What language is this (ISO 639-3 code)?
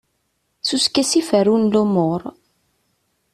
kab